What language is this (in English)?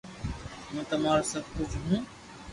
Loarki